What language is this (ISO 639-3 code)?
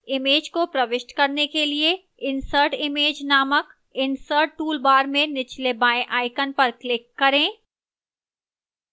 hin